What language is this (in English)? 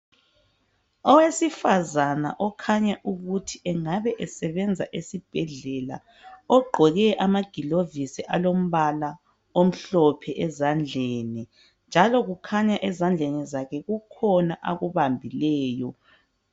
North Ndebele